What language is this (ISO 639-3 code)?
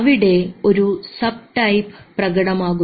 mal